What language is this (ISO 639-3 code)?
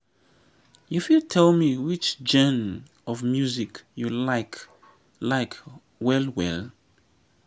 pcm